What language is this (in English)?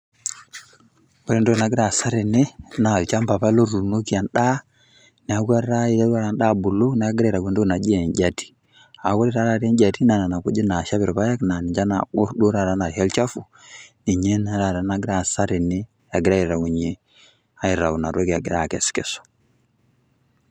Masai